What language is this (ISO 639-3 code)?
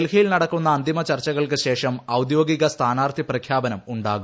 mal